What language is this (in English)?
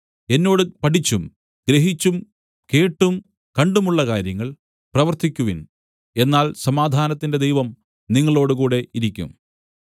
Malayalam